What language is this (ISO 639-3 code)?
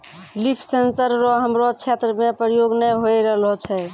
mai